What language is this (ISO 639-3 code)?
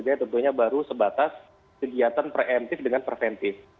ind